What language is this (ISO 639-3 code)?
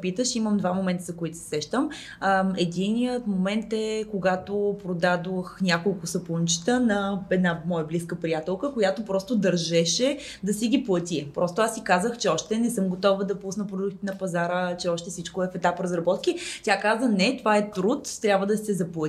bul